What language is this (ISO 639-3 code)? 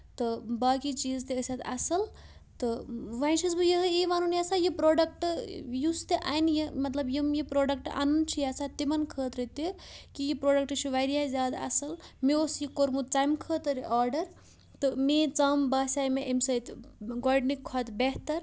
kas